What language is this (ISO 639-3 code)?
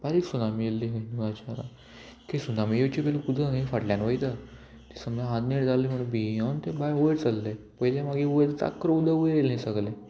kok